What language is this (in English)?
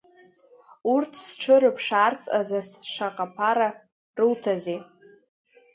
Abkhazian